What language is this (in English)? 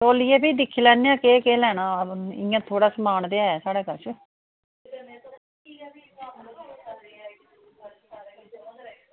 Dogri